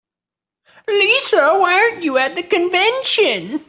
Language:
English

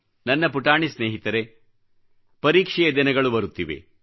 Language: Kannada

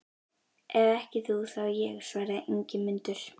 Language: Icelandic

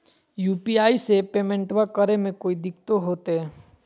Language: Magahi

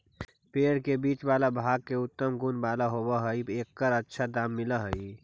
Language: Magahi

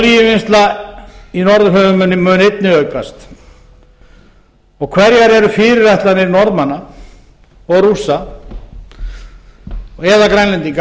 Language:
Icelandic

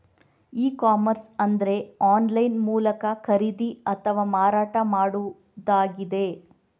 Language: Kannada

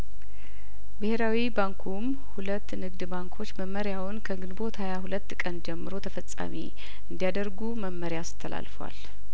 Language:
Amharic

